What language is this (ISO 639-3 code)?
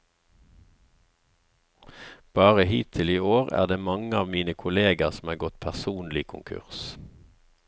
nor